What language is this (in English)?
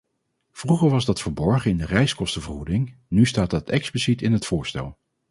Dutch